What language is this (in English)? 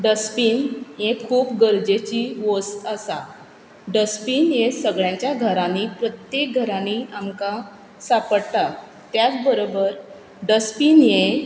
Konkani